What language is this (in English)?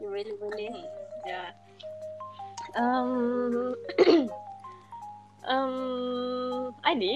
Malay